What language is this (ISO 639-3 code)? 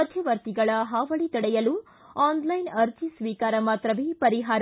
kan